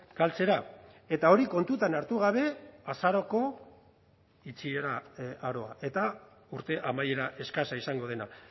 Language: Basque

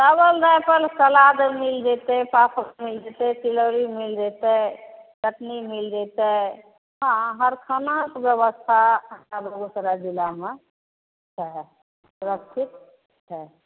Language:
Maithili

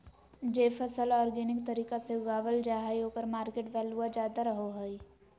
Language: Magahi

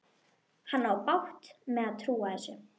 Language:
Icelandic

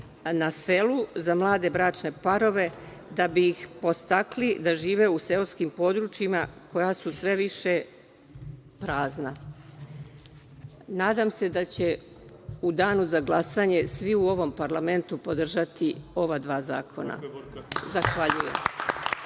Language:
Serbian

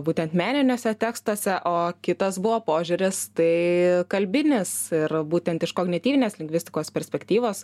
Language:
Lithuanian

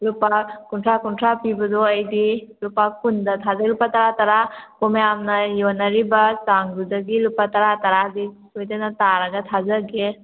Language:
Manipuri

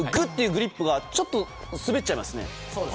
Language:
Japanese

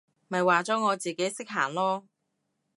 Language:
Cantonese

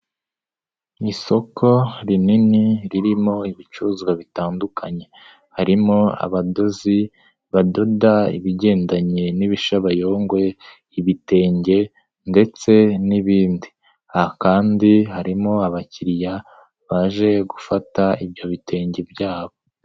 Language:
Kinyarwanda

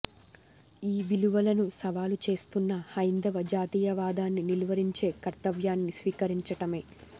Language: Telugu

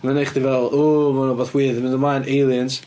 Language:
Welsh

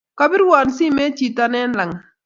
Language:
Kalenjin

